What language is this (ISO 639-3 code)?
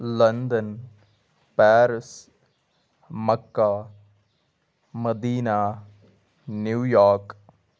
kas